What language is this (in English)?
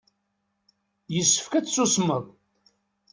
Kabyle